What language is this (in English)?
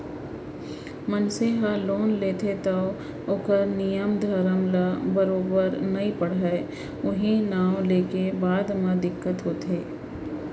Chhattisgarhi